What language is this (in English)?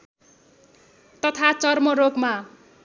Nepali